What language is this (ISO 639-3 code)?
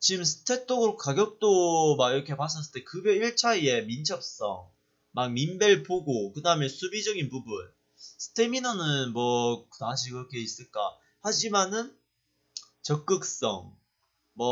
kor